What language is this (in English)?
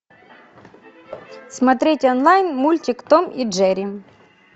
Russian